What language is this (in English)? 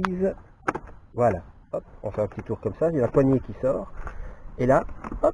French